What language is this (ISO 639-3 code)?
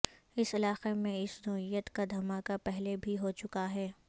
urd